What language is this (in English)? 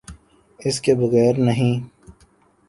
Urdu